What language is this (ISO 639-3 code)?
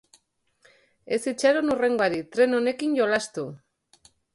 eus